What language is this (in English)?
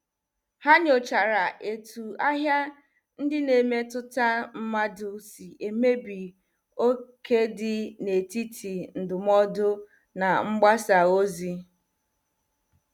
Igbo